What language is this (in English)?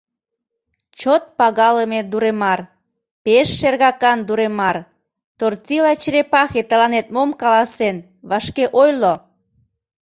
Mari